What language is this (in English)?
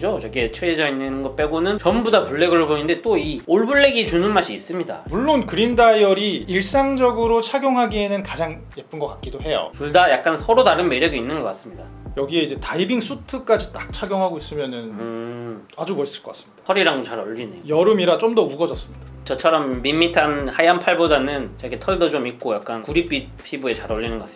Korean